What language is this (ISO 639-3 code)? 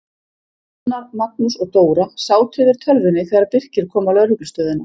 isl